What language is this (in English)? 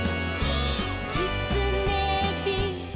Japanese